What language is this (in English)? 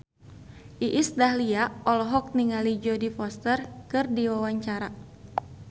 Sundanese